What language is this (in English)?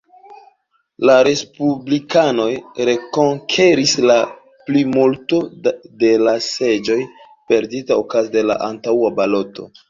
Esperanto